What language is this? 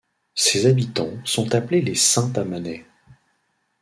French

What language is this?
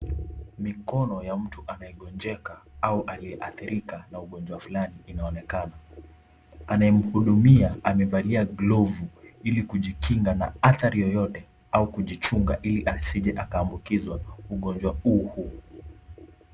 Swahili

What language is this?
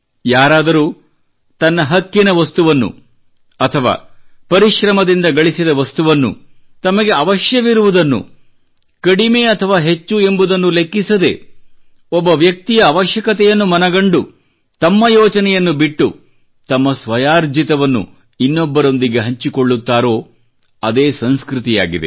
Kannada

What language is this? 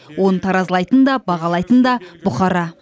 Kazakh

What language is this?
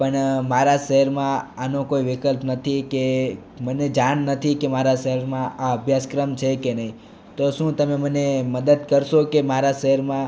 Gujarati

